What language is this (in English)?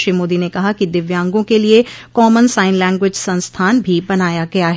Hindi